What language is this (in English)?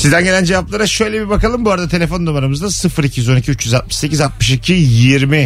Turkish